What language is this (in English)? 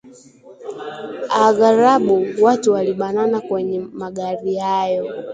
Swahili